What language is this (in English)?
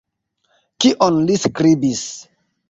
Esperanto